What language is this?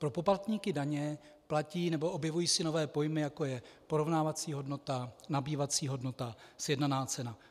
Czech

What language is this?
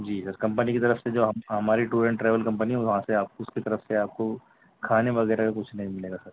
Urdu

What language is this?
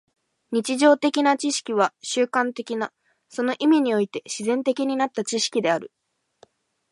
Japanese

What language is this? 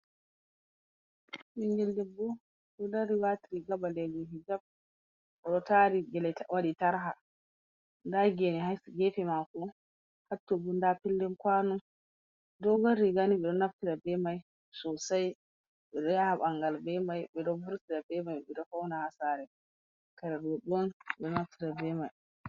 Fula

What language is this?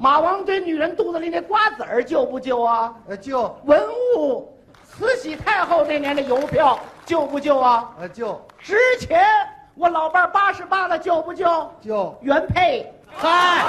Chinese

